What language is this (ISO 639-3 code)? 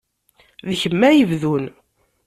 kab